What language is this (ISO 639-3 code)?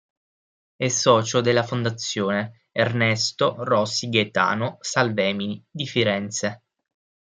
ita